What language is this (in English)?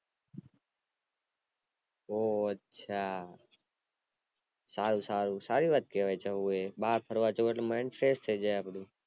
Gujarati